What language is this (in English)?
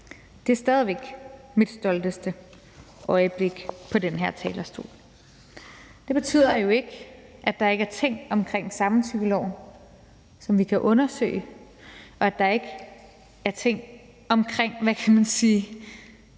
Danish